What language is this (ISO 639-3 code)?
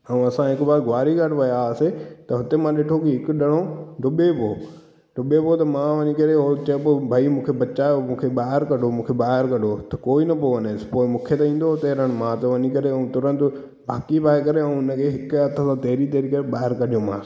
snd